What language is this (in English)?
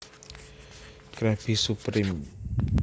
Javanese